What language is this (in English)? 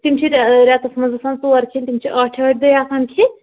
Kashmiri